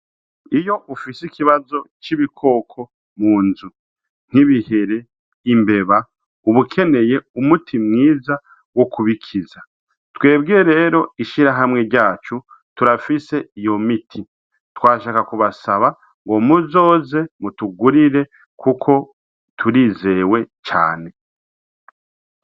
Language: Rundi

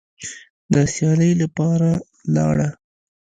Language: Pashto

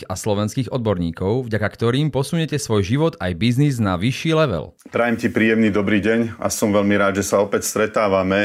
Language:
Slovak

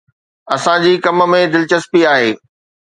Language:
Sindhi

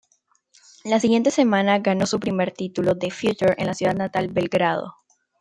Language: Spanish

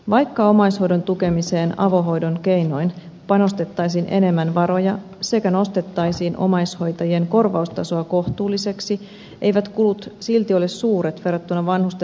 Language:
Finnish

